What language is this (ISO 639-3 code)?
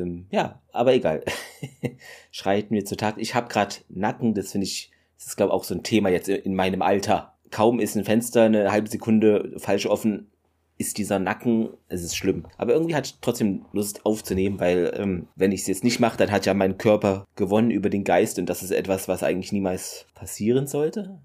deu